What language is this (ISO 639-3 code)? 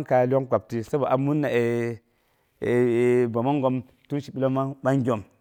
bux